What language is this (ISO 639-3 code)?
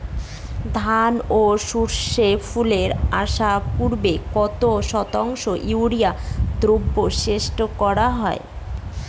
ben